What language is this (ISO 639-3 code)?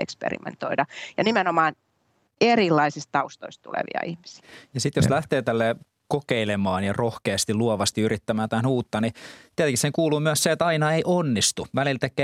fin